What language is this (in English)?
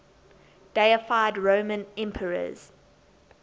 English